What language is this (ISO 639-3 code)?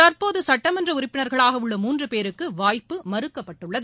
tam